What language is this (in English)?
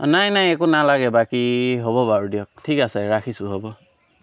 Assamese